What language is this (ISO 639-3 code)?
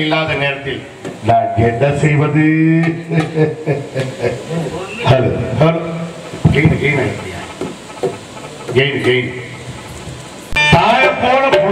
tam